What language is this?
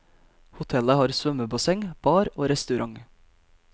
Norwegian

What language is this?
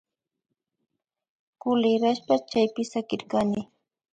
Imbabura Highland Quichua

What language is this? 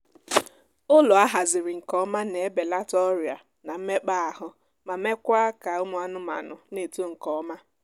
Igbo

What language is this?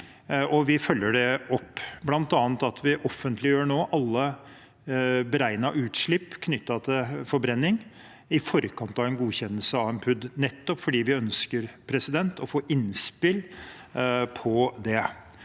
Norwegian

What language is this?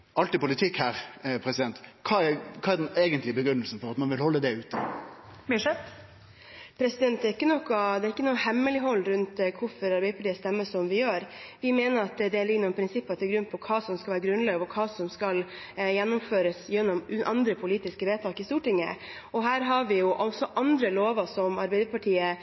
Norwegian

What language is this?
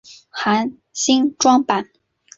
Chinese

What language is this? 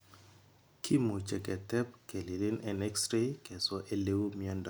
Kalenjin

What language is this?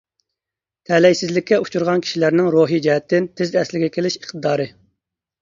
Uyghur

